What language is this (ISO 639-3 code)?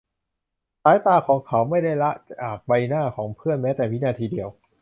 tha